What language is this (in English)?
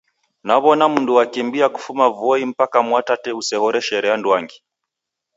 Taita